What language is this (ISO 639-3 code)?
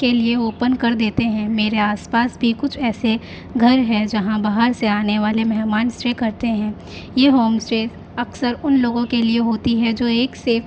urd